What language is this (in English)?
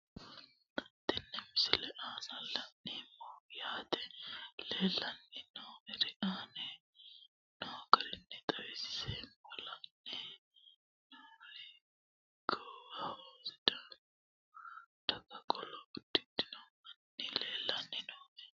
Sidamo